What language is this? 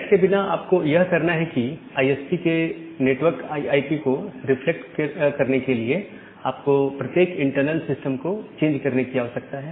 Hindi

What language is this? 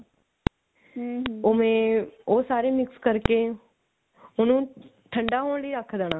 Punjabi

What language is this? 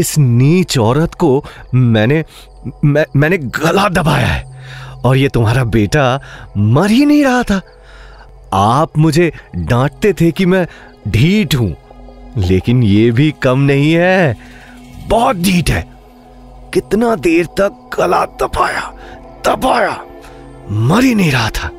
Hindi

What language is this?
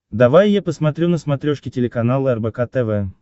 Russian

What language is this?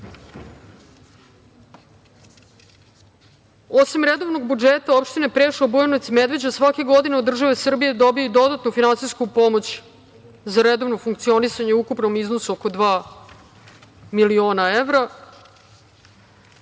Serbian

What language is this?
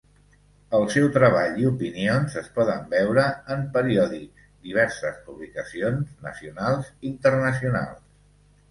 Catalan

